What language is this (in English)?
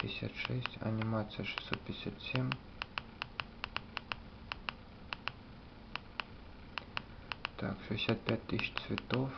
Russian